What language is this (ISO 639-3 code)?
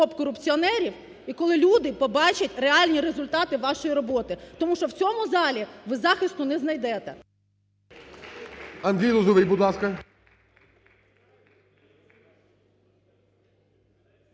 ukr